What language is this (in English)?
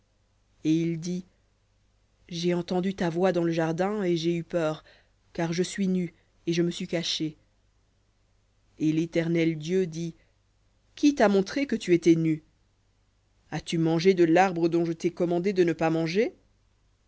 French